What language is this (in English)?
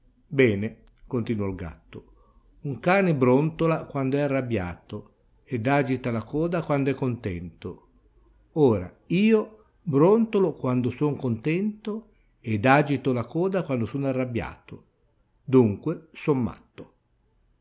Italian